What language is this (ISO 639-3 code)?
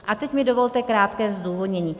ces